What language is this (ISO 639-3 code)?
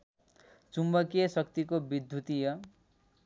nep